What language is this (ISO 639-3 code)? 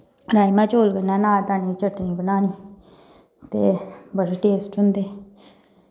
doi